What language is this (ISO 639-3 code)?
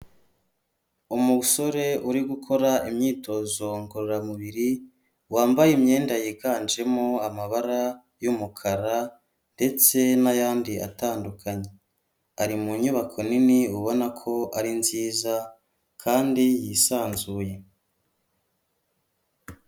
kin